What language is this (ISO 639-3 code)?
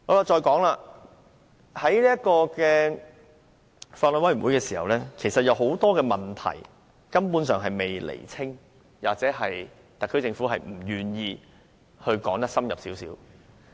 yue